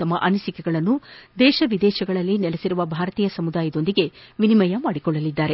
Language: Kannada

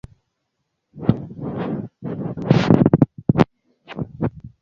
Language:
Swahili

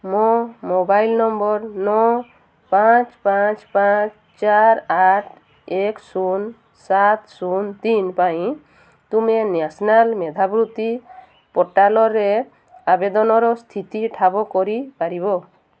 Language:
Odia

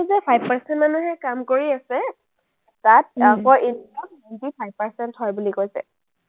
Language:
Assamese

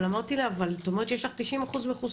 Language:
Hebrew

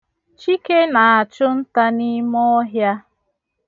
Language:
Igbo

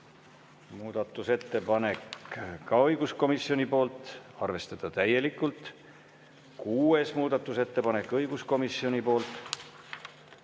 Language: Estonian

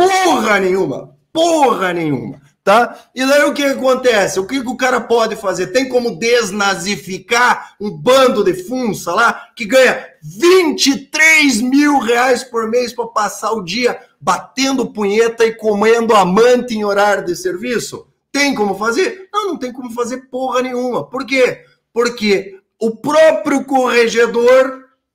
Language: Portuguese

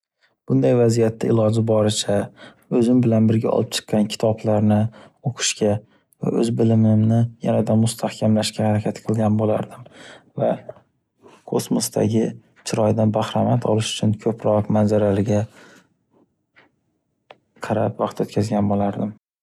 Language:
Uzbek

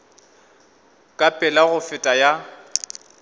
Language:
Northern Sotho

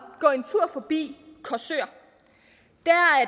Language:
Danish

